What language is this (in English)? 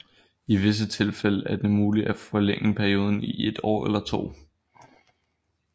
Danish